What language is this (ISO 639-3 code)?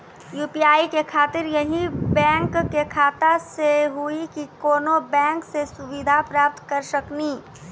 mai